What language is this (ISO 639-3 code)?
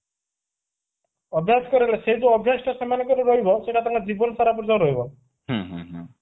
ori